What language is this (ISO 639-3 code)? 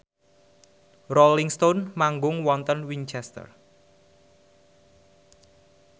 jav